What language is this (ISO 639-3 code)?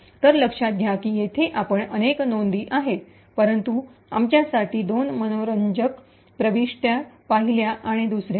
mar